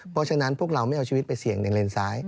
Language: Thai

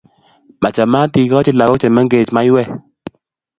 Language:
Kalenjin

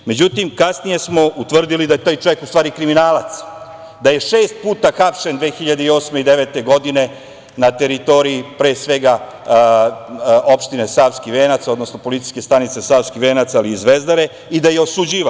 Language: Serbian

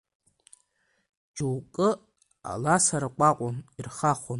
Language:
Abkhazian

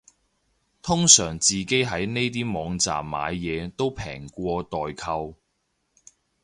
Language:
Cantonese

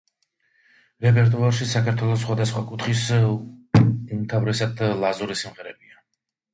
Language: Georgian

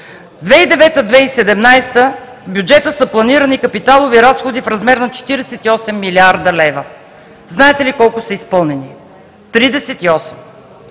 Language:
Bulgarian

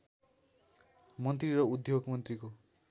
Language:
Nepali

